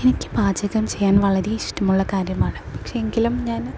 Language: Malayalam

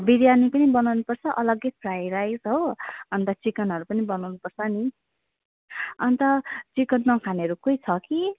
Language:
Nepali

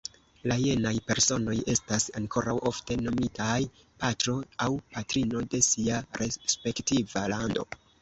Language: Esperanto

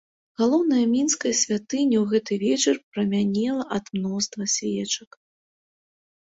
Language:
Belarusian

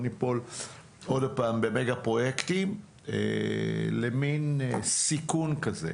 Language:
Hebrew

